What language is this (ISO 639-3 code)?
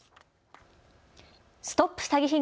jpn